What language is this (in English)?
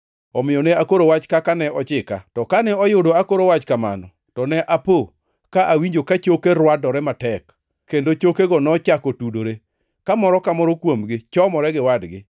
Luo (Kenya and Tanzania)